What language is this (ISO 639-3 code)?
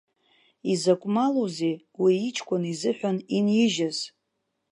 abk